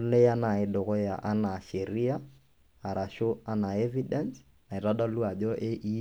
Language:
Masai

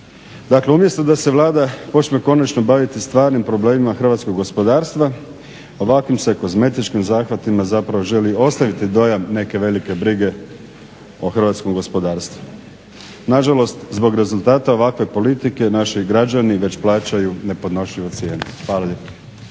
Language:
Croatian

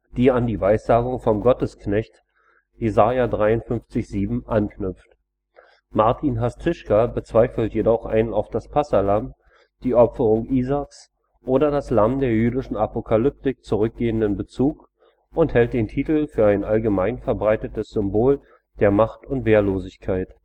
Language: German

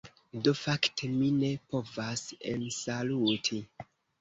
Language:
Esperanto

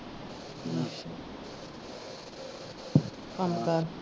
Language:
Punjabi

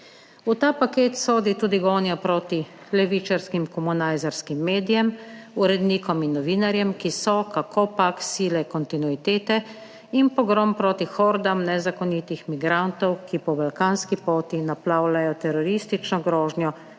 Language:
Slovenian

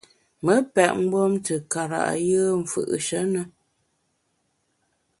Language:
Bamun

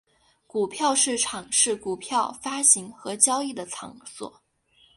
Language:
Chinese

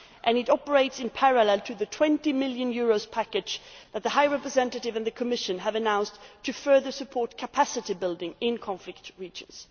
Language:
English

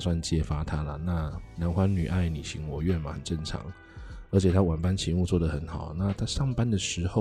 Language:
Chinese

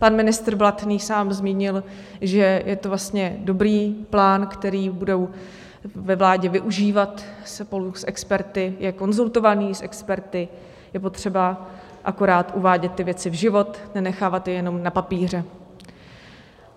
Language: Czech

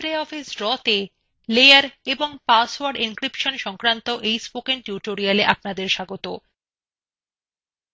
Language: Bangla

